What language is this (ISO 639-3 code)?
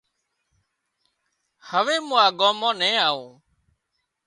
kxp